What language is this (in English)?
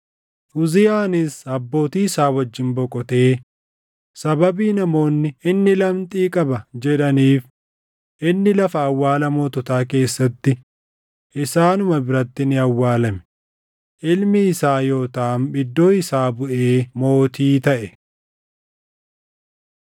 Oromo